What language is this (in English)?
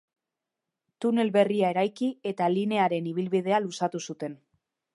Basque